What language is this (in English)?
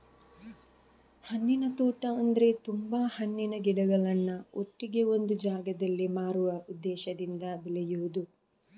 Kannada